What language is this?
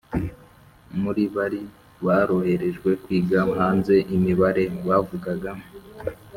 Kinyarwanda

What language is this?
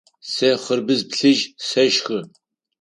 Adyghe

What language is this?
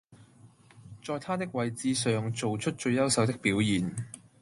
Cantonese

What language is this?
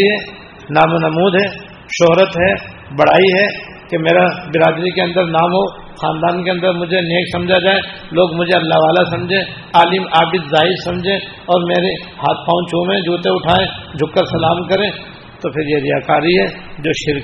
Urdu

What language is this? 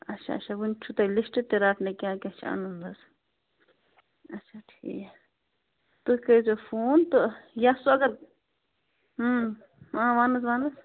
Kashmiri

